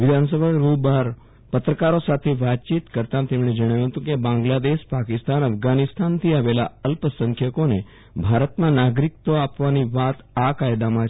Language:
Gujarati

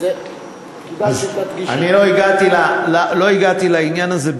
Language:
Hebrew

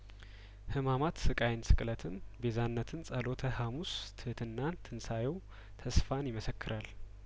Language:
Amharic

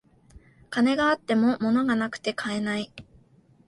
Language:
Japanese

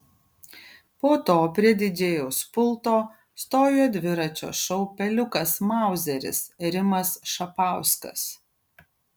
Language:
Lithuanian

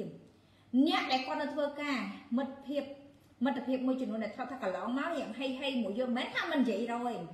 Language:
Vietnamese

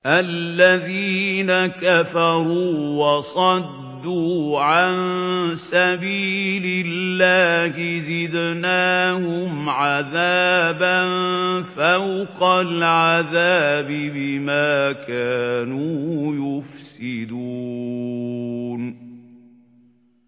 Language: Arabic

